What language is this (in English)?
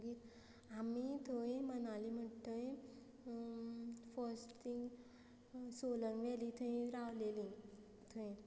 Konkani